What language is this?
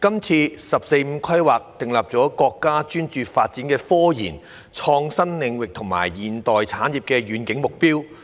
Cantonese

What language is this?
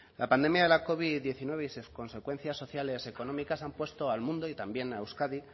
Spanish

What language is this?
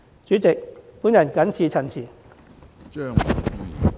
Cantonese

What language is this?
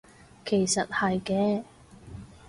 Cantonese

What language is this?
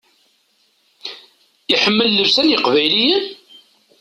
Kabyle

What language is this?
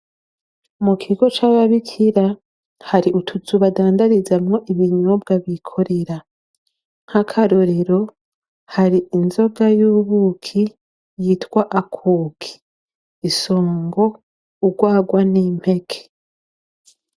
Rundi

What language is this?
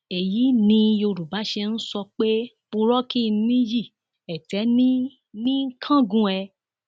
Yoruba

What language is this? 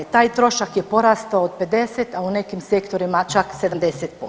Croatian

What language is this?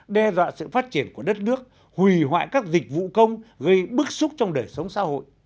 Vietnamese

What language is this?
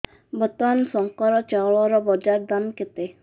Odia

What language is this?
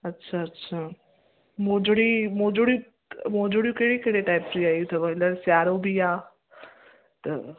Sindhi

